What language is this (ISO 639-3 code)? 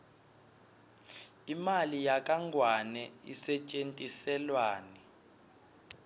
ssw